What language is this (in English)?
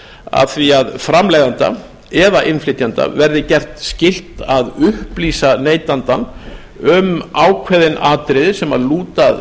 Icelandic